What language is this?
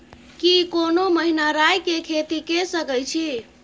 Maithili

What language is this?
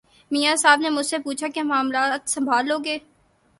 Urdu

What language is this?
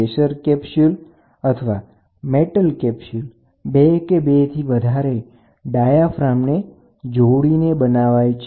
Gujarati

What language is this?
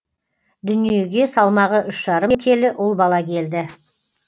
Kazakh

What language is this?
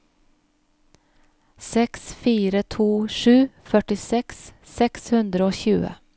Norwegian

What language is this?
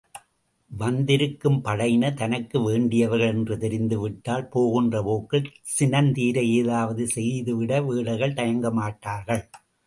Tamil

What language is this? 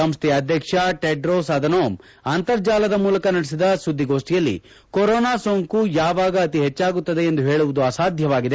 Kannada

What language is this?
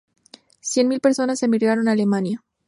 Spanish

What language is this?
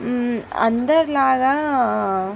Telugu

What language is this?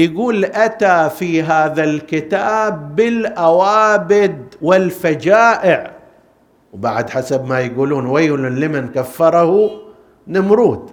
Arabic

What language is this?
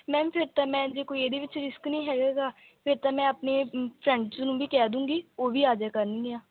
Punjabi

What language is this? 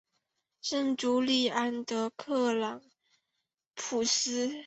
Chinese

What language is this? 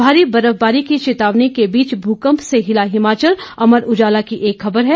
Hindi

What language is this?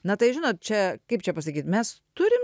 Lithuanian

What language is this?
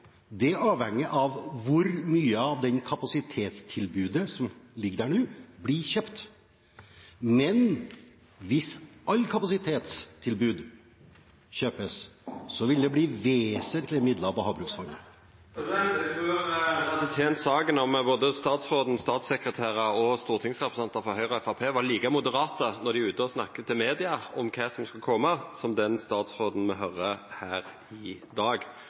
Norwegian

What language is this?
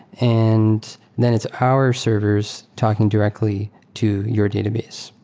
English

